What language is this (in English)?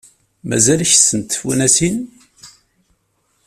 Kabyle